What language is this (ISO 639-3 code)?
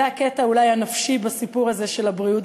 heb